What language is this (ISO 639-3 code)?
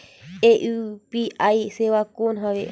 hne